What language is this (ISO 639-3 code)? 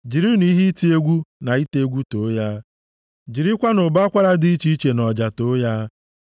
ibo